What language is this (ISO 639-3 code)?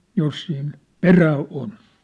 fin